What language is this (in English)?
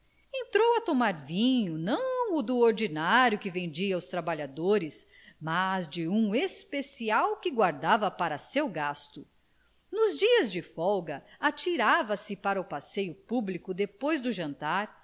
Portuguese